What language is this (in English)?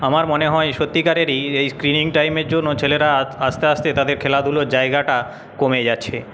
Bangla